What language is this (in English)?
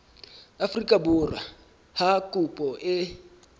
Southern Sotho